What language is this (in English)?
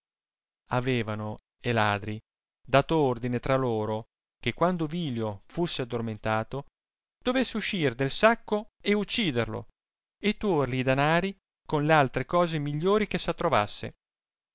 Italian